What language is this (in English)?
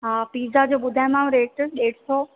Sindhi